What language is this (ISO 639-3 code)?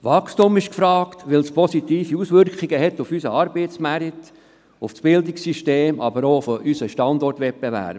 gsw